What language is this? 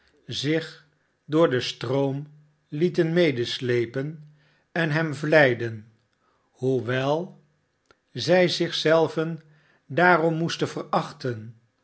Dutch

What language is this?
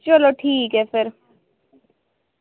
Dogri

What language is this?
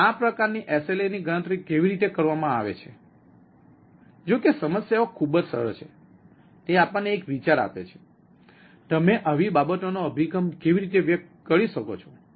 Gujarati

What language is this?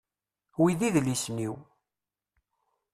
Kabyle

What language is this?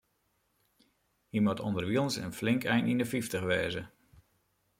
Western Frisian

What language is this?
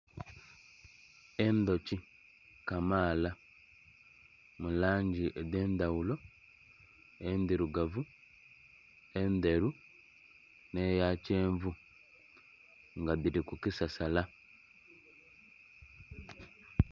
Soga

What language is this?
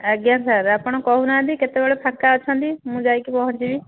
Odia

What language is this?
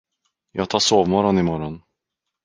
Swedish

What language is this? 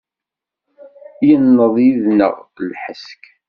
Kabyle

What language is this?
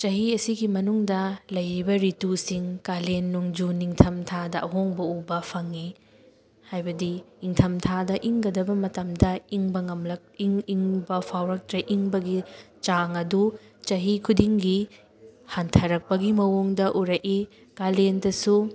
Manipuri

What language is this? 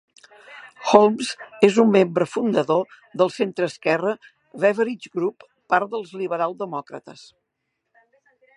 Catalan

